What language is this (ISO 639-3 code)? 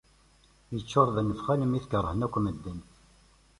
kab